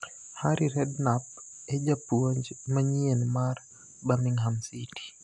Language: Luo (Kenya and Tanzania)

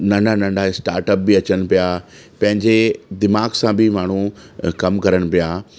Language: Sindhi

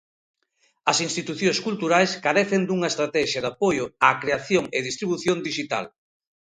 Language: Galician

